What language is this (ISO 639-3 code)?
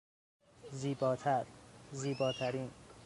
fas